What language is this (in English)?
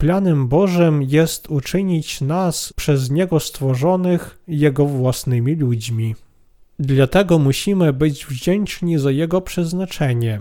Polish